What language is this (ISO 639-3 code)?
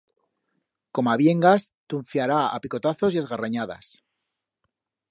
arg